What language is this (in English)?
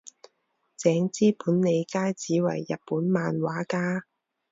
Chinese